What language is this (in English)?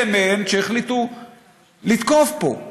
Hebrew